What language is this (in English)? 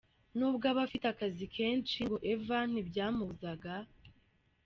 Kinyarwanda